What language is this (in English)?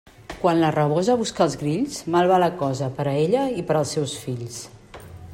Catalan